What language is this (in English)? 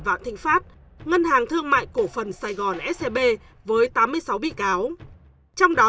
Vietnamese